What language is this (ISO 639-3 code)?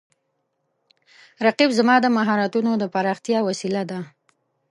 pus